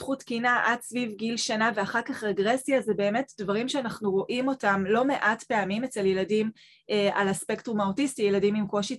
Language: Hebrew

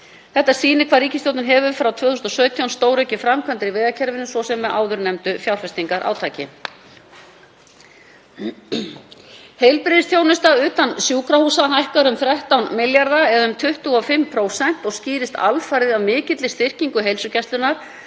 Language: Icelandic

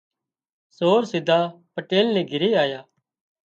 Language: Wadiyara Koli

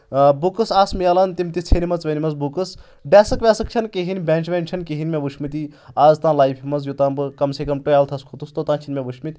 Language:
Kashmiri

